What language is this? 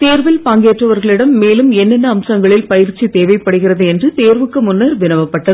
Tamil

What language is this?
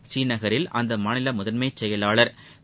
Tamil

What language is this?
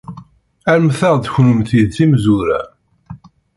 Kabyle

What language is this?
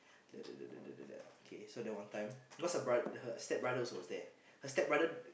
English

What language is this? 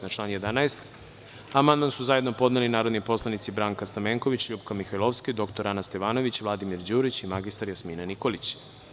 Serbian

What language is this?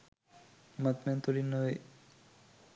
Sinhala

